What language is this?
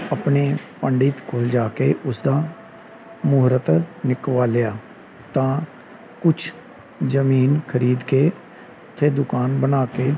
Punjabi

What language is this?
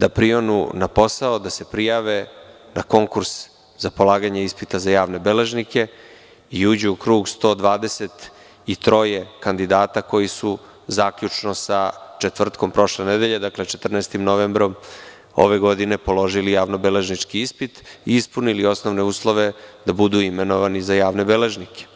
Serbian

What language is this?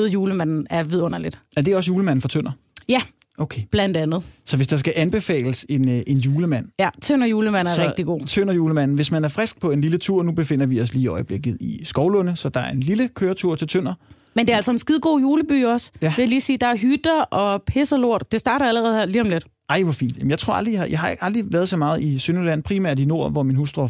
Danish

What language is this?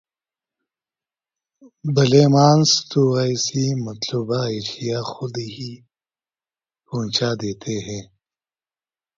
Urdu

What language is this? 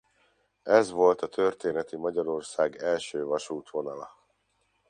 Hungarian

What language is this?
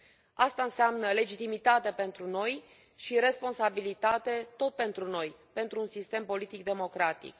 Romanian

